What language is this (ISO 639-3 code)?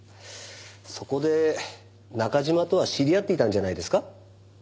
jpn